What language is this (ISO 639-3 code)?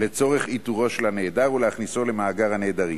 heb